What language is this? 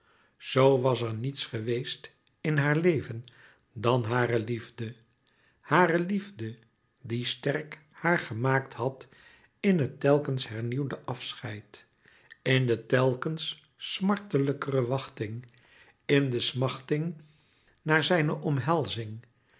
Dutch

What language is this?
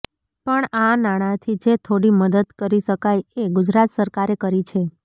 Gujarati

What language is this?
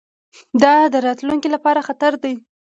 Pashto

